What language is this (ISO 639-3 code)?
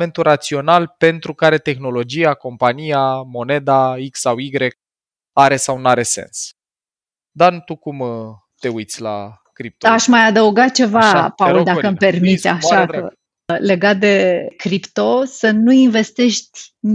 ron